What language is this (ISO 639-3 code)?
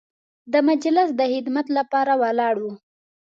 pus